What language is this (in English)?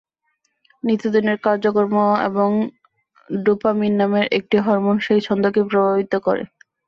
Bangla